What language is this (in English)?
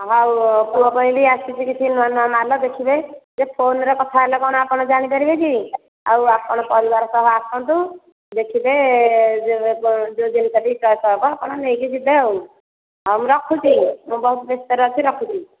Odia